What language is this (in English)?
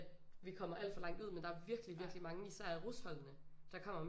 Danish